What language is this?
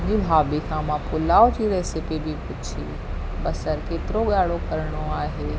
Sindhi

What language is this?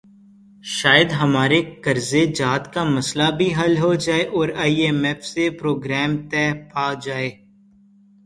Urdu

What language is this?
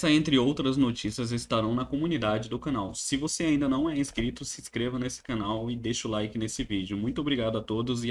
Portuguese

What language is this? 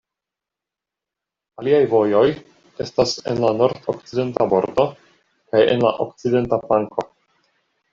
Esperanto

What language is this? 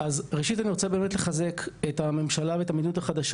Hebrew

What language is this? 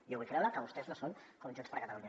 Catalan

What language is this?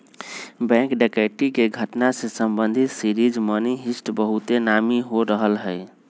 Magahi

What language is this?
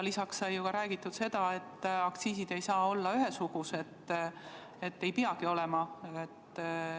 Estonian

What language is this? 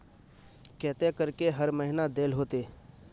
Magahi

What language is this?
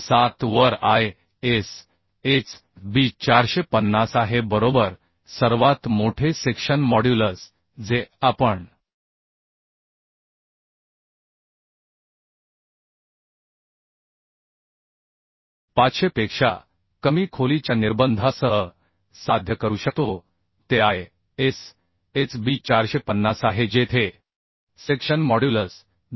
Marathi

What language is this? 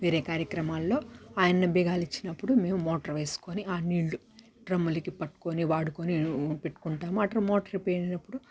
Telugu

